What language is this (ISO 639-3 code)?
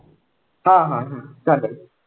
mar